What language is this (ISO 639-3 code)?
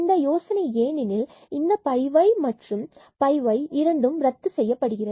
tam